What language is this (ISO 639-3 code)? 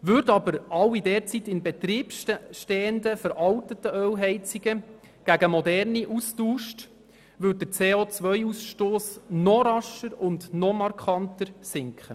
gsw